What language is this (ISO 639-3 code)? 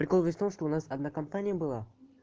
rus